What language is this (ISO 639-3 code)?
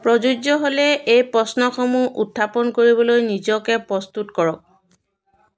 asm